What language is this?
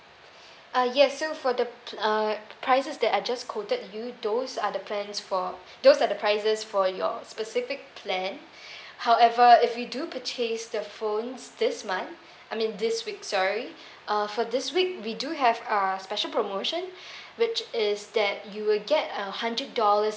English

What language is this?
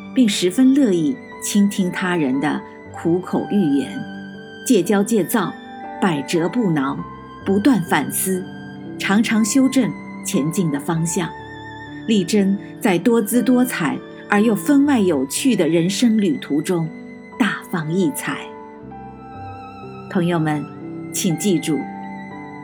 Chinese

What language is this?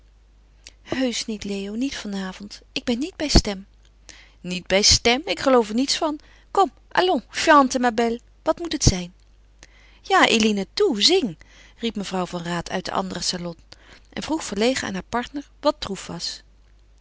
Dutch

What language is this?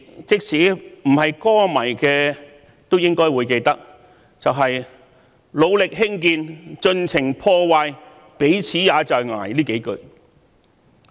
Cantonese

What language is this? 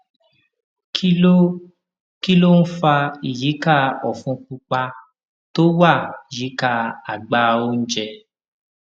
Yoruba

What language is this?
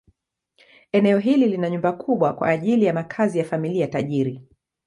Swahili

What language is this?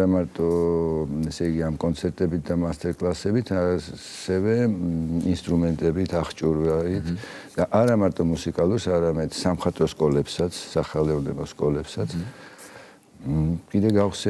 Romanian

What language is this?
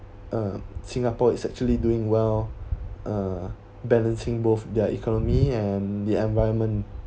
English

